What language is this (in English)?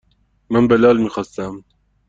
Persian